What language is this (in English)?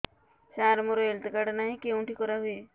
Odia